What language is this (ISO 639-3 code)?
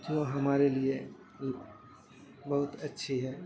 urd